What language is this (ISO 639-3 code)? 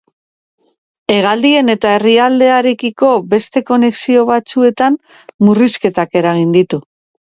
eus